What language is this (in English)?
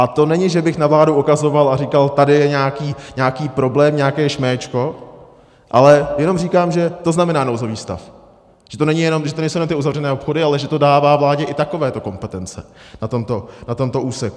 Czech